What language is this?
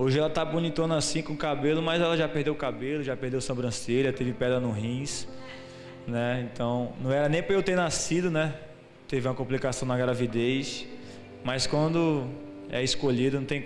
Portuguese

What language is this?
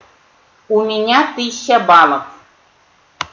Russian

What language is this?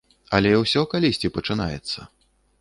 Belarusian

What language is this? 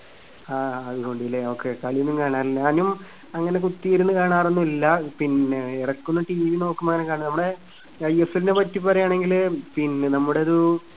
Malayalam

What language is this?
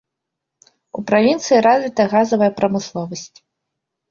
Belarusian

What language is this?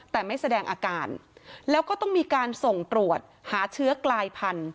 Thai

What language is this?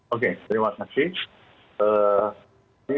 Indonesian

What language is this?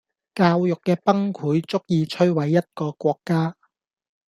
Cantonese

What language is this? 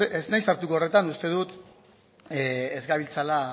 Basque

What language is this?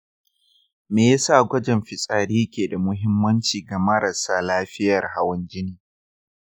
Hausa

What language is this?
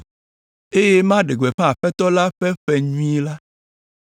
Ewe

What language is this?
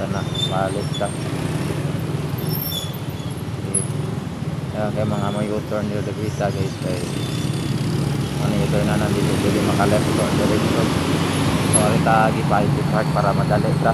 Filipino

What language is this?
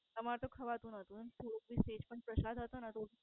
Gujarati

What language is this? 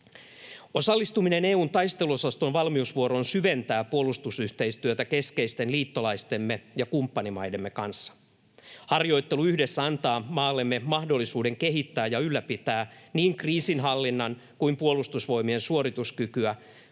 Finnish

